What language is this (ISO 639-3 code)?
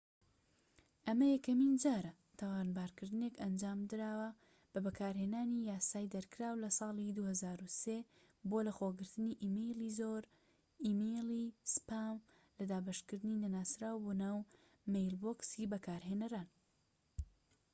ckb